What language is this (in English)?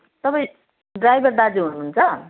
Nepali